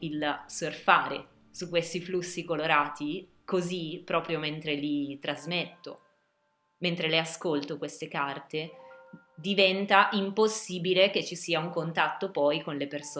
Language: Italian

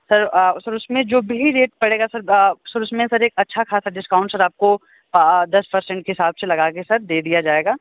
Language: Hindi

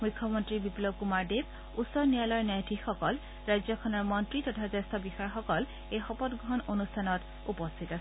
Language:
Assamese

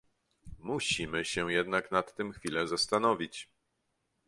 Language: Polish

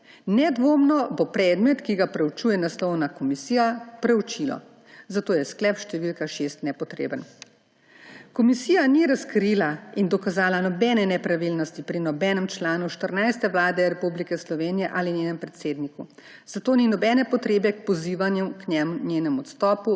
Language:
Slovenian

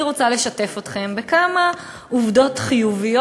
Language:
Hebrew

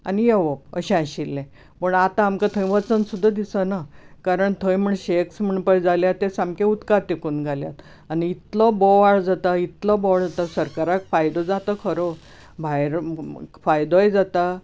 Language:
Konkani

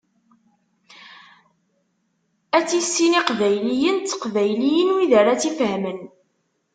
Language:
Kabyle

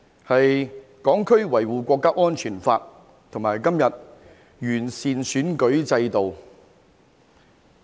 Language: Cantonese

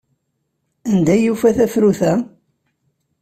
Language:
Kabyle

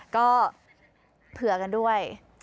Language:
Thai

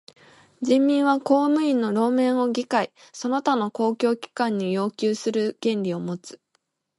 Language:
Japanese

